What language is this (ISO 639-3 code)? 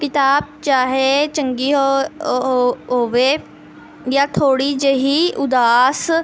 pan